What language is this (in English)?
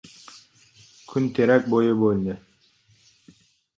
Uzbek